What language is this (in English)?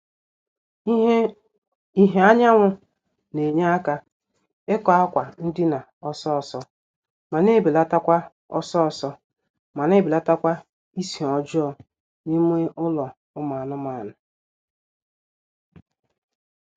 Igbo